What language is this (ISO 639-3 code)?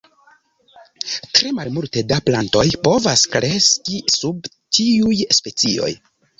epo